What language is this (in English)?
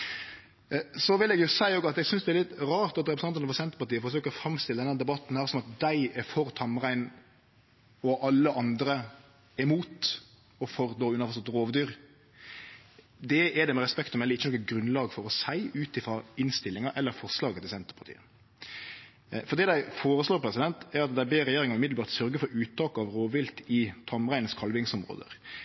Norwegian Nynorsk